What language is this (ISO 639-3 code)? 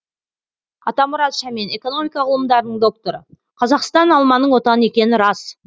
kaz